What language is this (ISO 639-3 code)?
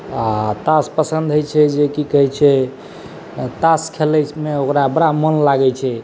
mai